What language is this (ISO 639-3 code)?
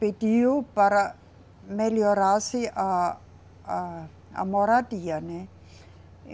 por